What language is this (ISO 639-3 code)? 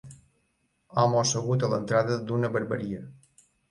cat